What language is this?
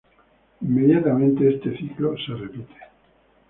Spanish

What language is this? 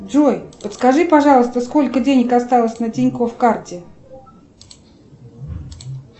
Russian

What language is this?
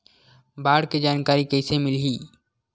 Chhattisgarhi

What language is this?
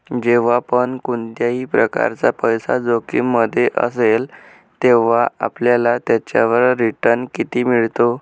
Marathi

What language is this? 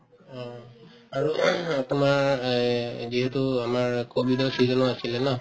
Assamese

